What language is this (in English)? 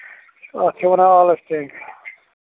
Kashmiri